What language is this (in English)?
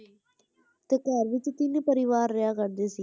Punjabi